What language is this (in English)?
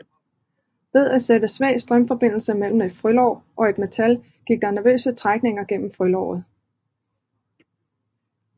Danish